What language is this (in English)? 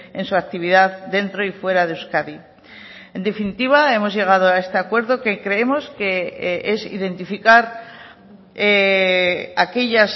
Spanish